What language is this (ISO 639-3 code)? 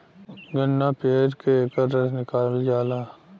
bho